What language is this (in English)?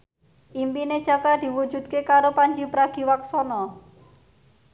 Javanese